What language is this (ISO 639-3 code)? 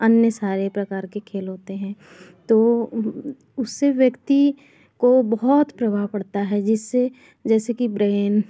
hin